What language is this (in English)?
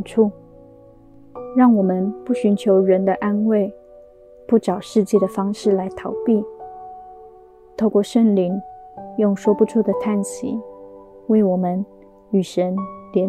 Chinese